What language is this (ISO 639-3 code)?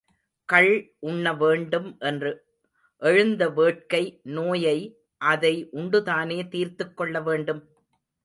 tam